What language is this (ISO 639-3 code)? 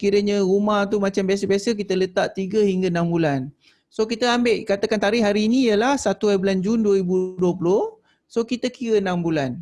msa